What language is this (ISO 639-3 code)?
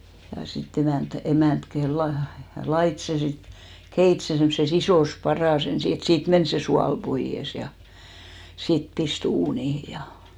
fin